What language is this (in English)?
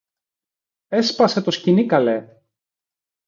Greek